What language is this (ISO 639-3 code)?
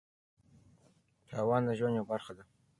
pus